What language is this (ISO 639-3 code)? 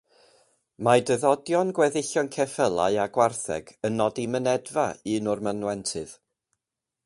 cym